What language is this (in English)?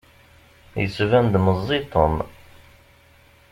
Kabyle